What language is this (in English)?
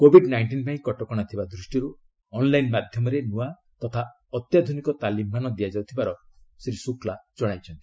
Odia